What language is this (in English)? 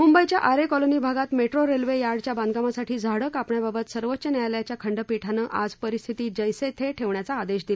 Marathi